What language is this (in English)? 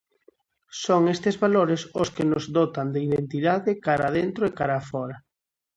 Galician